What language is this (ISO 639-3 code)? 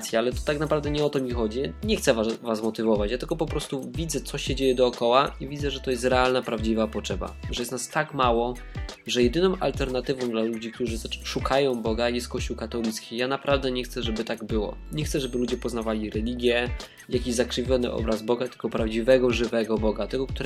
pol